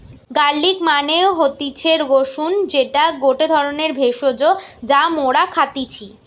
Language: Bangla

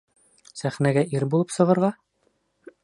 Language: Bashkir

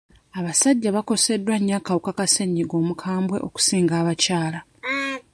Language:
Ganda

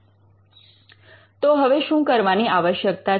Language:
Gujarati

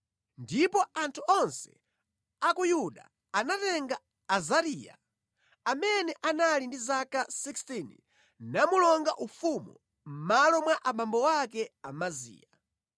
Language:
Nyanja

